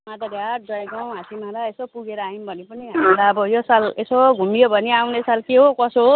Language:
Nepali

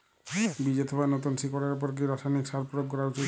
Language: Bangla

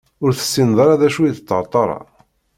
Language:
Kabyle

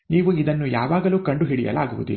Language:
Kannada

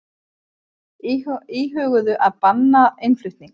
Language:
Icelandic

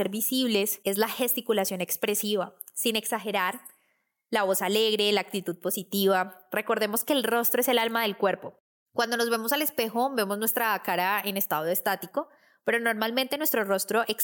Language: Spanish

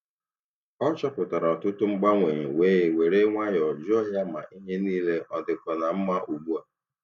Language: Igbo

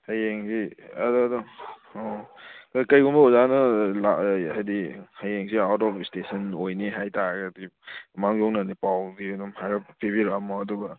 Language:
Manipuri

